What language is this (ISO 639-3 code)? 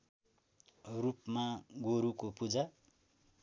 nep